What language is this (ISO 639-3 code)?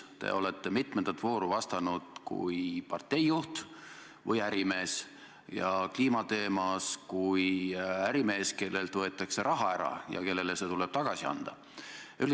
est